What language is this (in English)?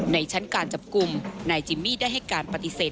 Thai